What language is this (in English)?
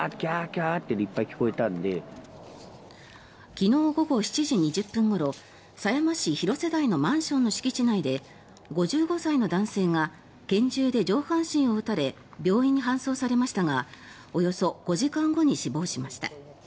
Japanese